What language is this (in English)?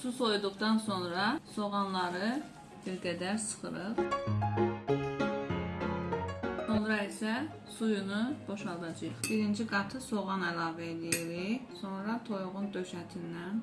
Turkish